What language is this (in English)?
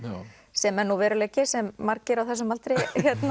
Icelandic